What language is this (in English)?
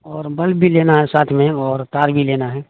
Urdu